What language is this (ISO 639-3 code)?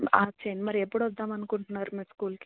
tel